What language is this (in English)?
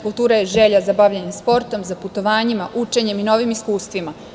Serbian